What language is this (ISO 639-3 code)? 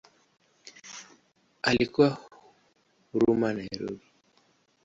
swa